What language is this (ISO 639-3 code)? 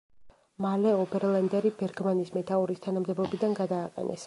kat